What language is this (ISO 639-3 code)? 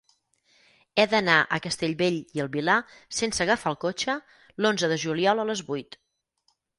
cat